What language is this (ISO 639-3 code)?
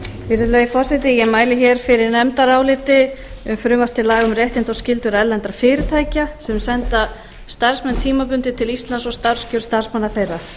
isl